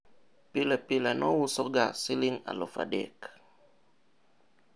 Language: Luo (Kenya and Tanzania)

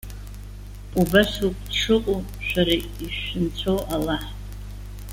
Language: Abkhazian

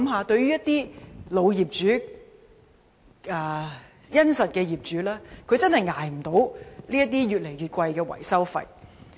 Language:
Cantonese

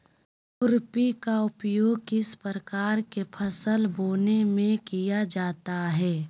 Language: Magahi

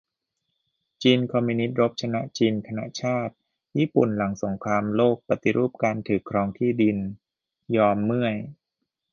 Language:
Thai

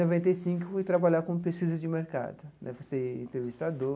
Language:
Portuguese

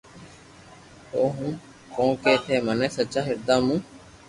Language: Loarki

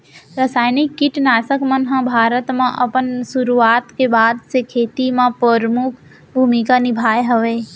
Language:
Chhattisgarhi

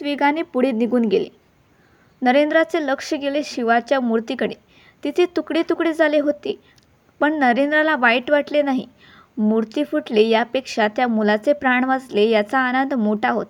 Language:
Marathi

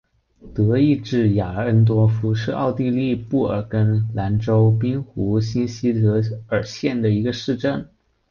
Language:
Chinese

